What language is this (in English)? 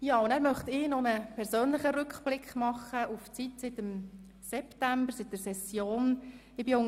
Swiss German